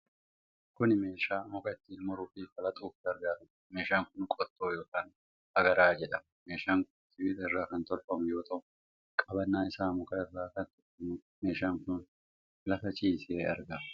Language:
Oromo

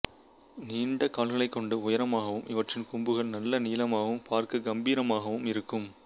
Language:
Tamil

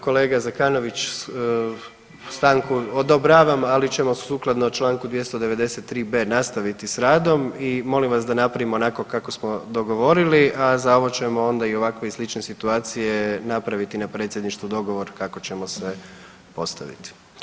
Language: Croatian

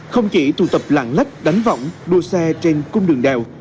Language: Vietnamese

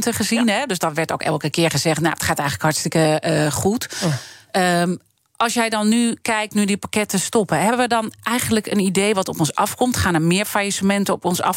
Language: Dutch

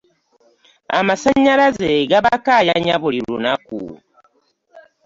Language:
Ganda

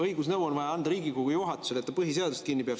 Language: Estonian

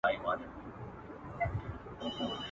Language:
Pashto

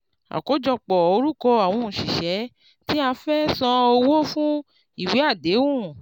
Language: Yoruba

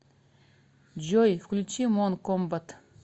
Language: Russian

